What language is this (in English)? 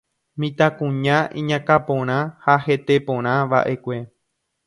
Guarani